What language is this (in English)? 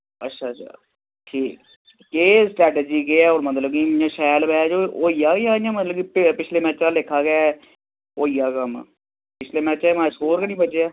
Dogri